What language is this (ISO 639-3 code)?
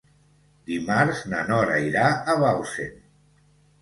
cat